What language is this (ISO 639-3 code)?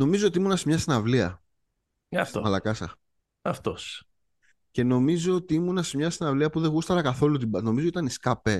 ell